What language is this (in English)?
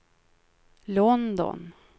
Swedish